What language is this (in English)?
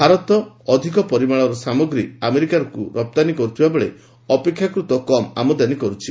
Odia